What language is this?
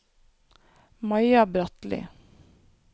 Norwegian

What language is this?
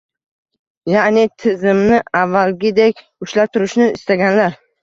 Uzbek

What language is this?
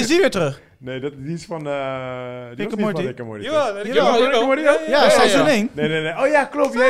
Dutch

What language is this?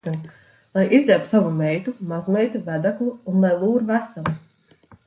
Latvian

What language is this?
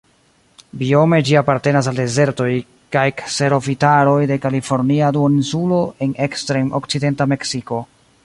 Esperanto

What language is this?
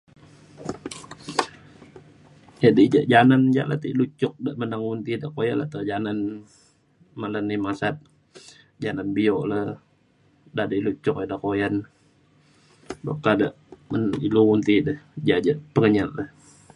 Mainstream Kenyah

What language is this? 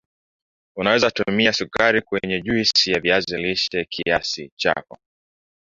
Swahili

